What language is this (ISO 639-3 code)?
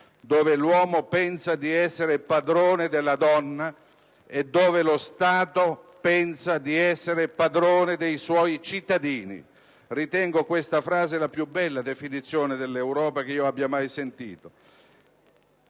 ita